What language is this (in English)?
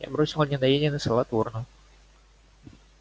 Russian